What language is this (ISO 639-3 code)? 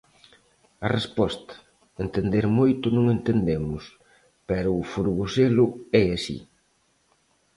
glg